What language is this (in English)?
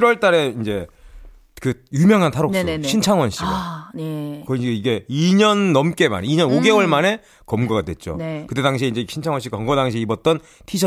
Korean